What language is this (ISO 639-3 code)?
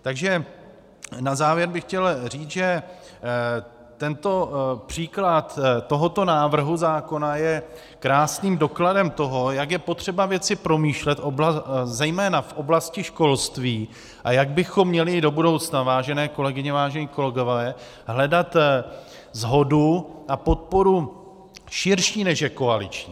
ces